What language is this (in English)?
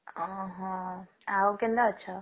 Odia